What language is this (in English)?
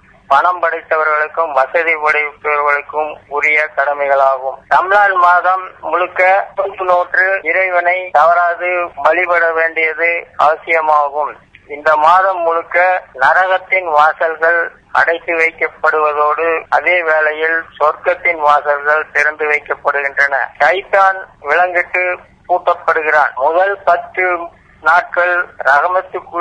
Tamil